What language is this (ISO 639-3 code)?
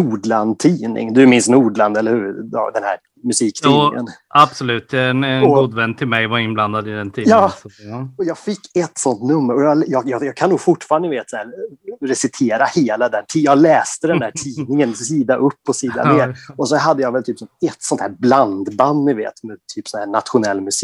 swe